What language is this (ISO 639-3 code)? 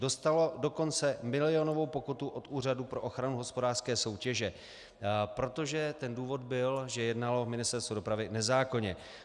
ces